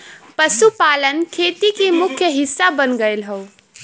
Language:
Bhojpuri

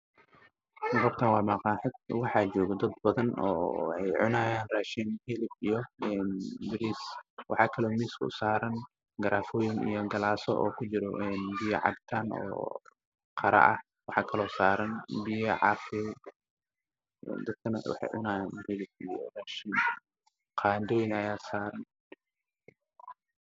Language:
Somali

